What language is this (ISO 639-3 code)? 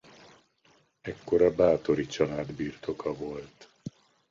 hun